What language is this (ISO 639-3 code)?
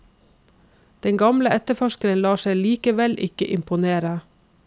nor